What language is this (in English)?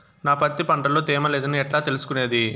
Telugu